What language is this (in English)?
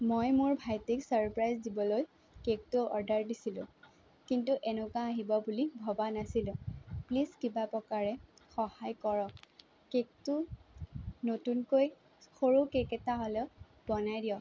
Assamese